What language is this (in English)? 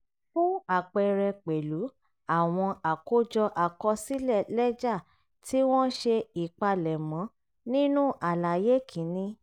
Yoruba